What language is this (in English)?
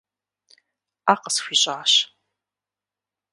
Kabardian